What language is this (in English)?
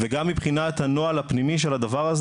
Hebrew